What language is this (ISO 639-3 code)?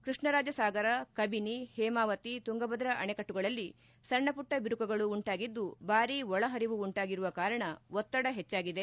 kan